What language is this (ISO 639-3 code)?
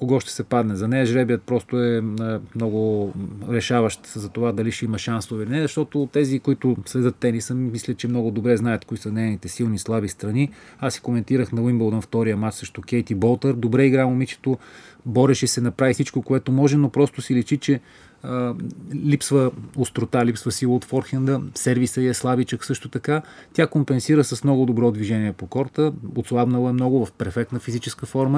bul